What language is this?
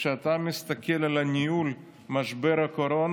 Hebrew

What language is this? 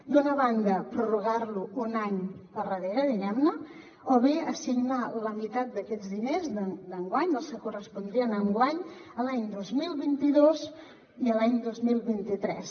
Catalan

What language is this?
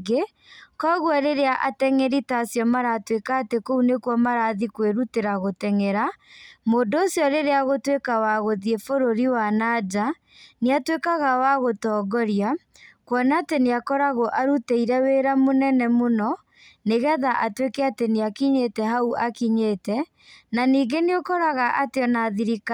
Kikuyu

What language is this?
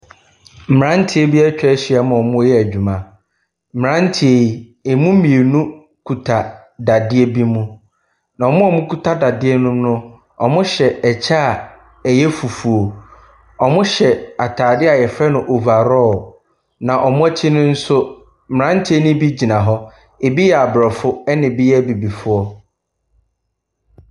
Akan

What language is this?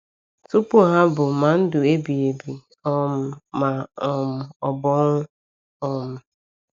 Igbo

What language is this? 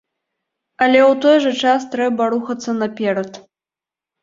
Belarusian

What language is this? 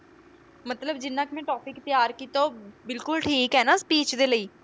Punjabi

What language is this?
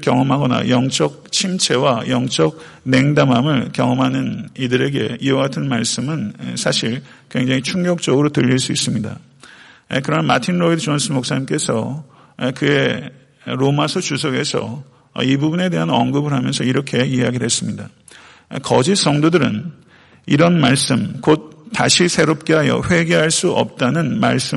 Korean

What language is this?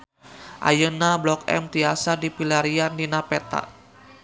Sundanese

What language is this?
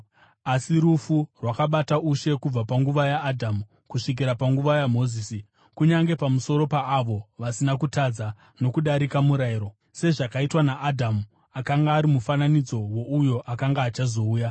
Shona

